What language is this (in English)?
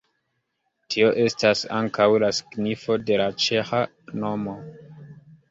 Esperanto